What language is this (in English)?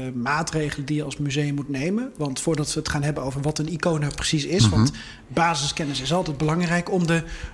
Dutch